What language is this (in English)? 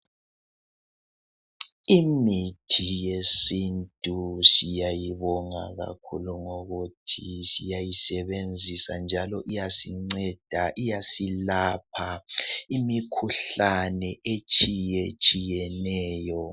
North Ndebele